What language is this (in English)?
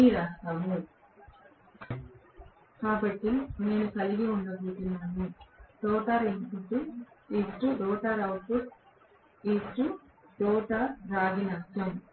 Telugu